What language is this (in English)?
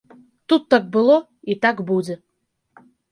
Belarusian